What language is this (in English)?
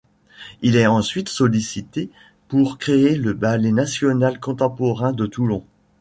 French